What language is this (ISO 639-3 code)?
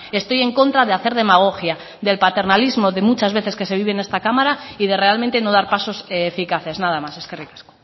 spa